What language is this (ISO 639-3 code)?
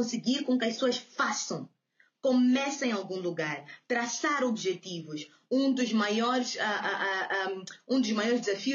por